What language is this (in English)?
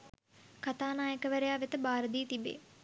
Sinhala